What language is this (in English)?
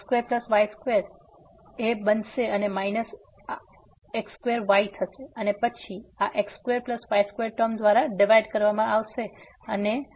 Gujarati